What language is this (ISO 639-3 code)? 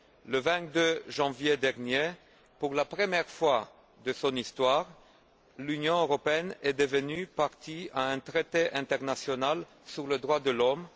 fra